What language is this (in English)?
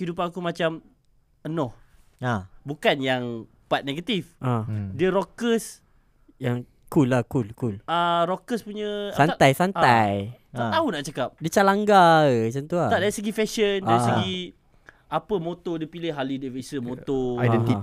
Malay